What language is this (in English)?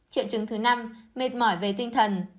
Vietnamese